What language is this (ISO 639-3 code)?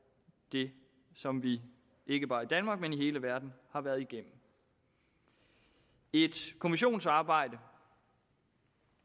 dan